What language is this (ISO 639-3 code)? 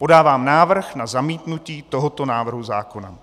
ces